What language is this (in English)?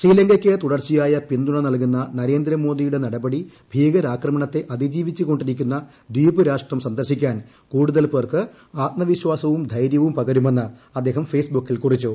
Malayalam